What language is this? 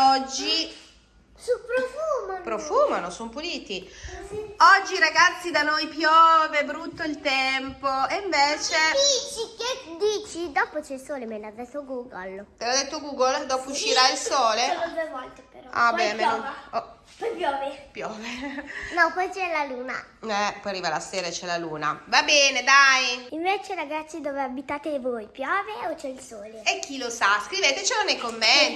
Italian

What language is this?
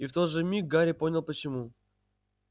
Russian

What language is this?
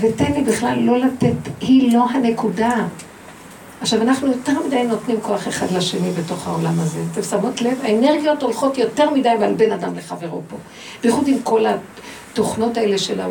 Hebrew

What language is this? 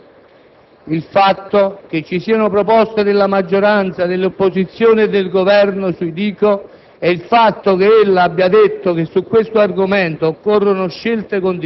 Italian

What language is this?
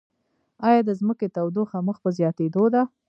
Pashto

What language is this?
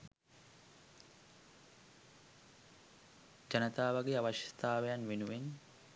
Sinhala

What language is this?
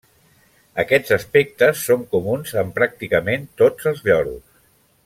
Catalan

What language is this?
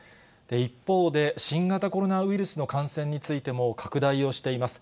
Japanese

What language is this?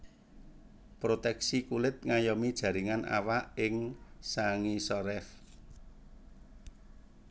Javanese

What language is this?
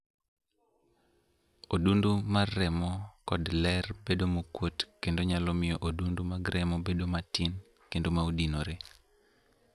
Luo (Kenya and Tanzania)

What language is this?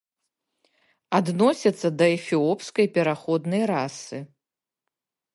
Belarusian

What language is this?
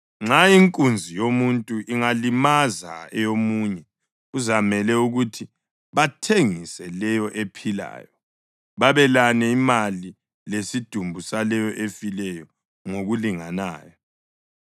North Ndebele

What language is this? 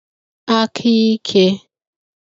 Igbo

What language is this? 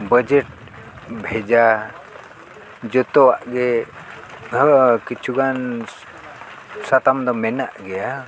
Santali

